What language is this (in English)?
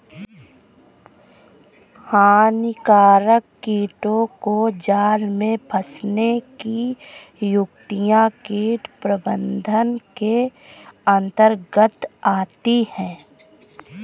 Hindi